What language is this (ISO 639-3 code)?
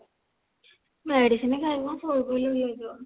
ori